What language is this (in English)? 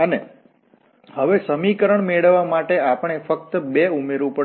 Gujarati